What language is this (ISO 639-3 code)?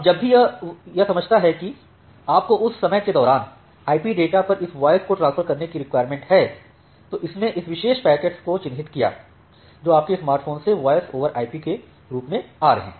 hin